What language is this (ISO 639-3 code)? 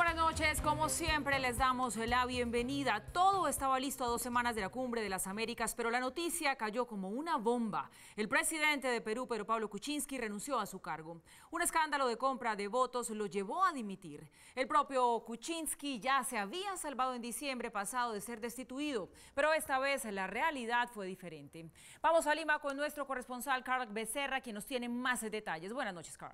spa